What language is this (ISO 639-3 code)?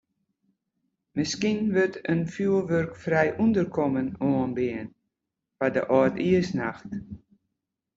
fry